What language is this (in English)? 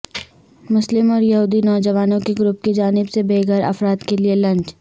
Urdu